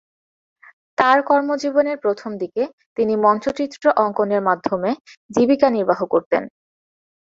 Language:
Bangla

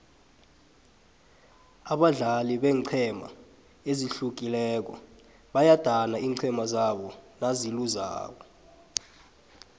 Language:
South Ndebele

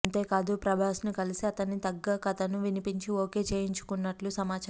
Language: Telugu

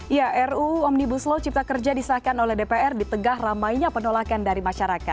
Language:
Indonesian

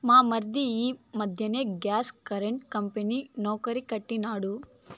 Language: Telugu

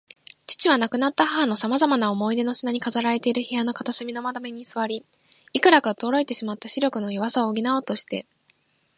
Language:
Japanese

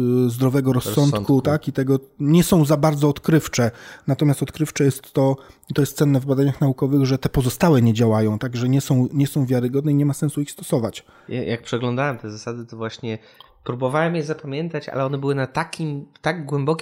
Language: Polish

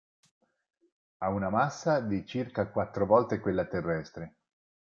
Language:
Italian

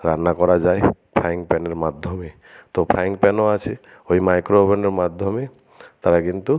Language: Bangla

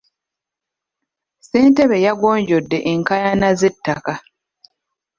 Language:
Ganda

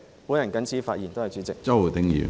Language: Cantonese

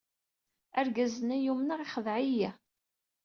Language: Kabyle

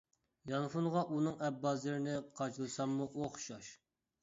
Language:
Uyghur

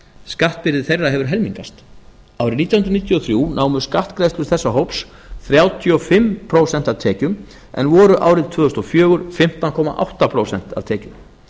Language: Icelandic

